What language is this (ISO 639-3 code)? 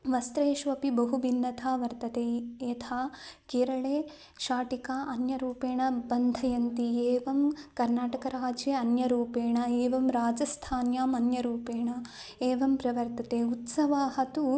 san